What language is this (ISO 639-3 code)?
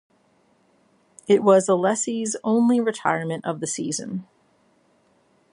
eng